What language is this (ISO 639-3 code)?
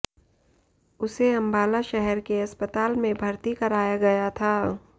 hin